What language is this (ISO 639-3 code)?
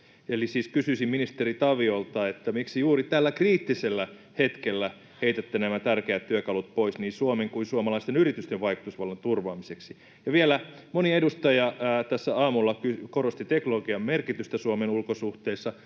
fin